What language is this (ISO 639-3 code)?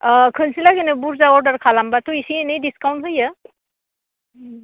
brx